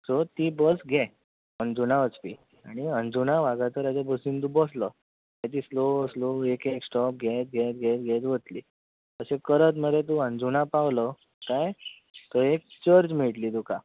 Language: Konkani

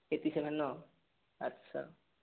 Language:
Assamese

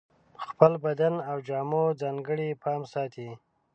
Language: Pashto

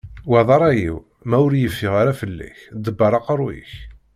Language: Kabyle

